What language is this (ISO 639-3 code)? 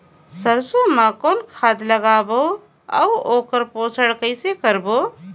hne